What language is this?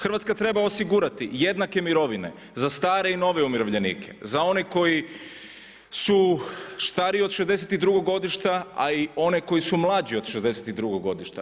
Croatian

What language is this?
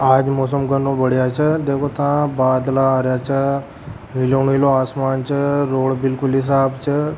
Rajasthani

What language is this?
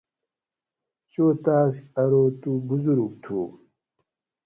Gawri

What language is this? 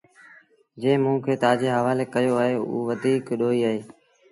Sindhi Bhil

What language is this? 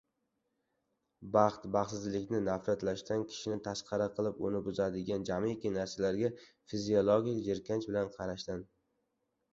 Uzbek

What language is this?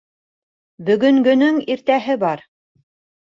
Bashkir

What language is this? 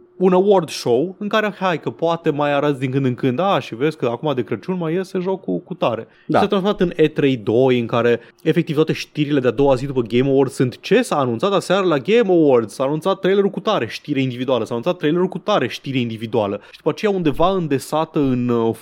Romanian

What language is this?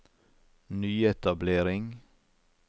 Norwegian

